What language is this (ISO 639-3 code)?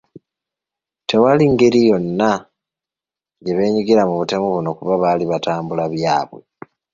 lug